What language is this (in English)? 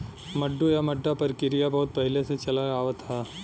Bhojpuri